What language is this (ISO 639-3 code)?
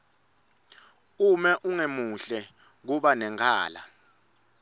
ssw